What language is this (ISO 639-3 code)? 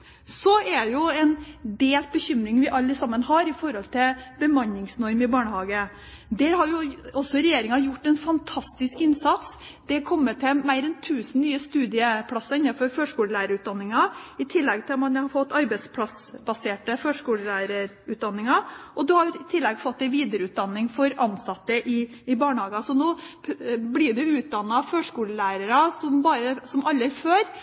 nob